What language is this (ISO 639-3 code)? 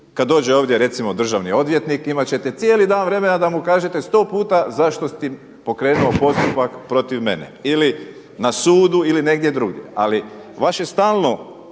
hrv